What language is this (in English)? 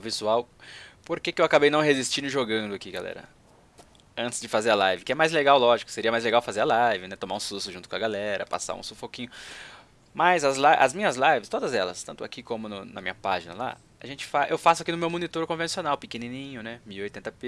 Portuguese